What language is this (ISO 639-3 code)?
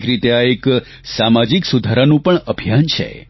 guj